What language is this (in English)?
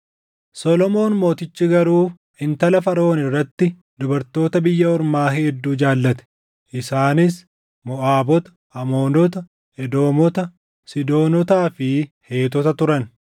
Oromo